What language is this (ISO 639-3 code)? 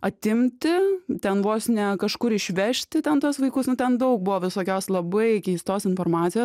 lit